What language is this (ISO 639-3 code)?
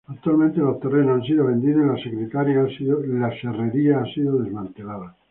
spa